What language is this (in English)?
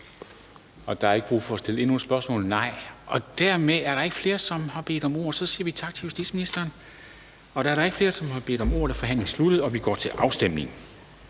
Danish